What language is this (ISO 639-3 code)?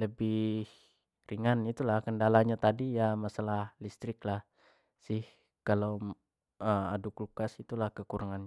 jax